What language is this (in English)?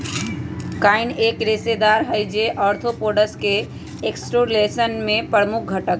Magahi